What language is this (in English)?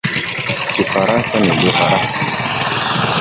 Swahili